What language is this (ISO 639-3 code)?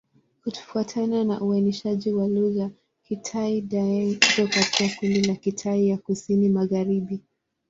swa